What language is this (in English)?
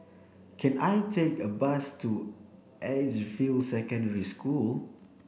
English